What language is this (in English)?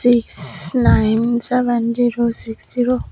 Chakma